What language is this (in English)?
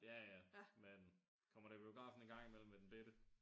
Danish